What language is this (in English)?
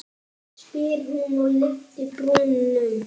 Icelandic